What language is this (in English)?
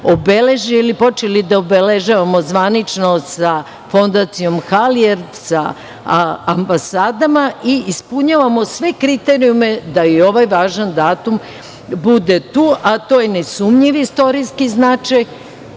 Serbian